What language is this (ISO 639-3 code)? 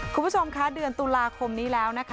tha